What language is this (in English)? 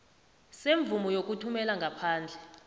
South Ndebele